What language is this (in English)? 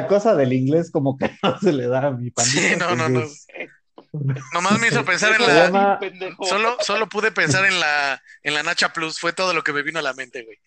Spanish